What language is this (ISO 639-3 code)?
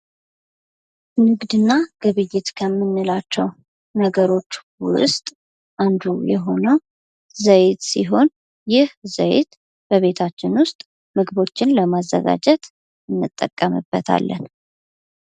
amh